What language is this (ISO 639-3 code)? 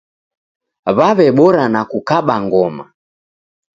dav